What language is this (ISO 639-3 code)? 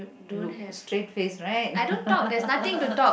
eng